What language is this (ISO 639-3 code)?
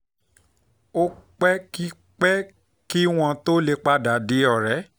yor